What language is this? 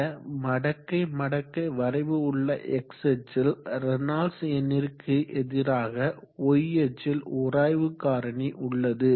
Tamil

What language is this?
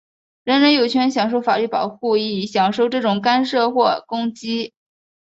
Chinese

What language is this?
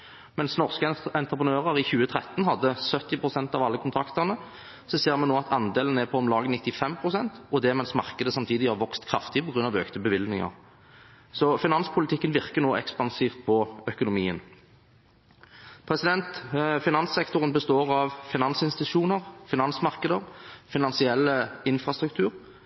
Norwegian Bokmål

